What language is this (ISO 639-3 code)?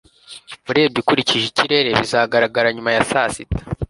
kin